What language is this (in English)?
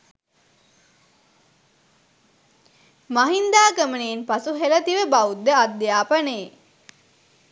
Sinhala